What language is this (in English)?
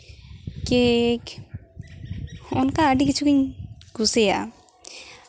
Santali